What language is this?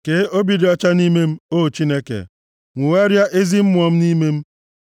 Igbo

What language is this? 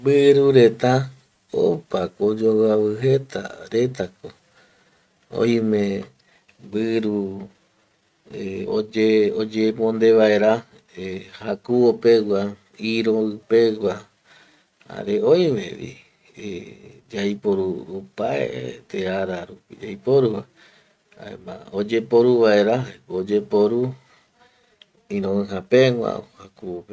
Eastern Bolivian Guaraní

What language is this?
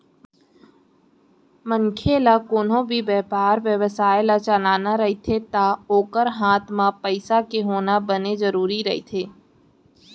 Chhattisgarhi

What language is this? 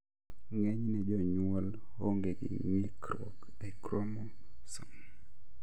Luo (Kenya and Tanzania)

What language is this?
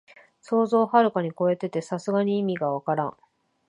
Japanese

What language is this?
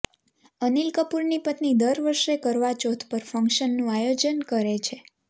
Gujarati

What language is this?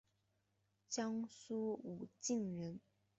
Chinese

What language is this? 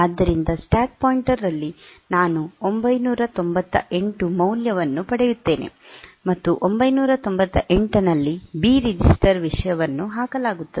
Kannada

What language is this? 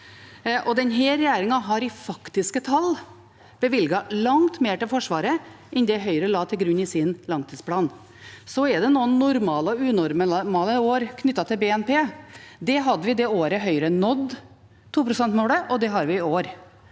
Norwegian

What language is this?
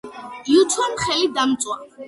Georgian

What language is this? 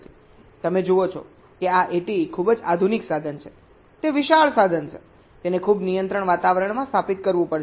Gujarati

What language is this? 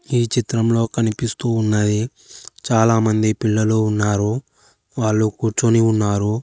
Telugu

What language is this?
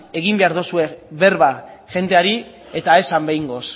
Basque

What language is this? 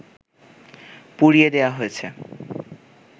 Bangla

